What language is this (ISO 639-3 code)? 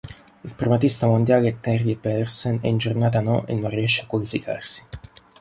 ita